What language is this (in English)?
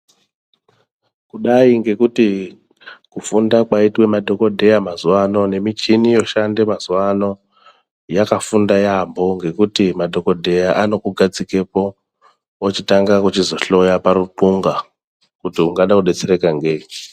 Ndau